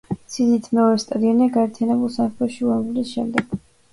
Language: Georgian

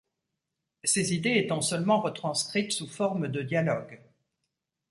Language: French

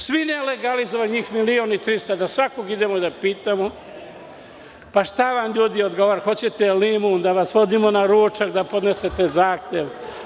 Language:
Serbian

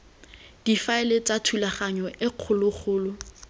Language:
Tswana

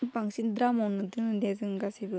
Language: Bodo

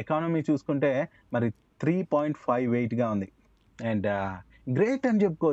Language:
Telugu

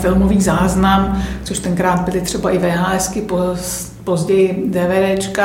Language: Czech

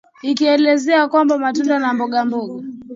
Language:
Swahili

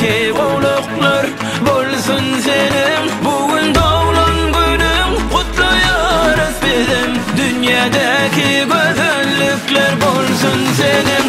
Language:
Turkish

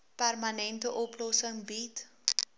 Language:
Afrikaans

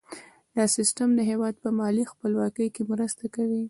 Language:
Pashto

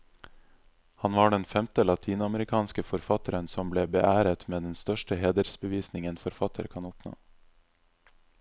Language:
Norwegian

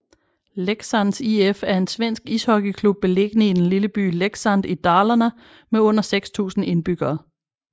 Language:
Danish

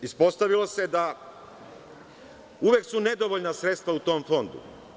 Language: Serbian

